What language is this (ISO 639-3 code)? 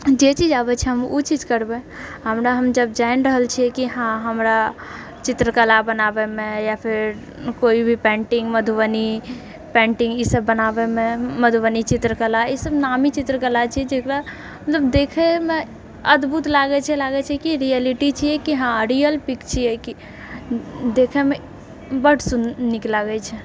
mai